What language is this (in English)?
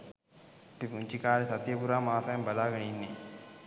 Sinhala